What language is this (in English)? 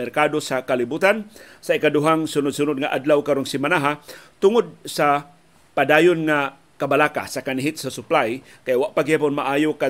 Filipino